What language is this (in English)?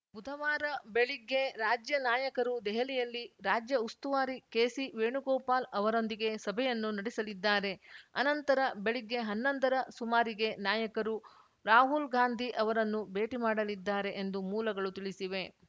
Kannada